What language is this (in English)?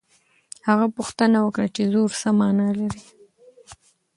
Pashto